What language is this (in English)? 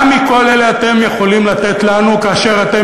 Hebrew